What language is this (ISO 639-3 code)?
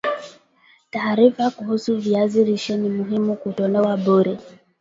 swa